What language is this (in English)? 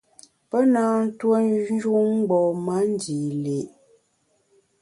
Bamun